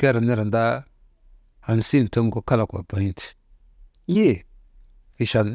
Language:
Maba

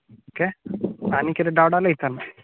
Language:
Konkani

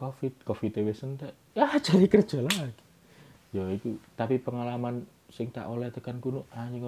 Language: Indonesian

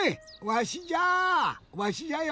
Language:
Japanese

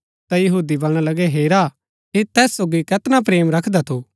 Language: Gaddi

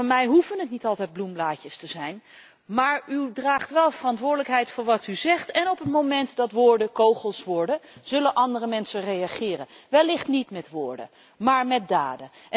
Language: Dutch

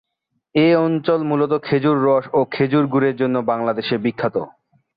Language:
Bangla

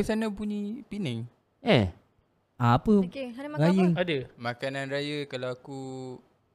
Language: Malay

